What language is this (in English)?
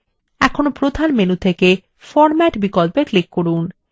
Bangla